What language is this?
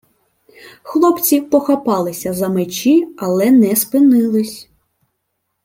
Ukrainian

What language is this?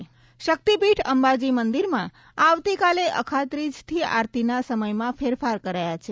Gujarati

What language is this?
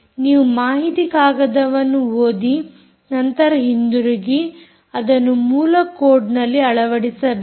Kannada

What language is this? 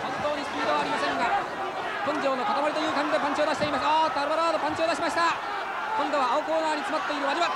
Japanese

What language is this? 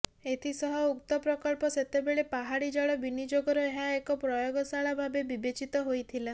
Odia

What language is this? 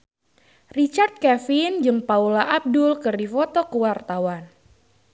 Sundanese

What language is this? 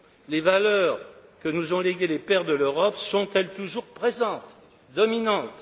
French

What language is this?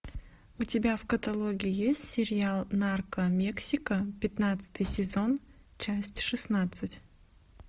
Russian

